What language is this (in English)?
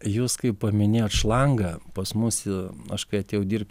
Lithuanian